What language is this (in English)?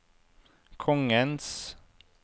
Norwegian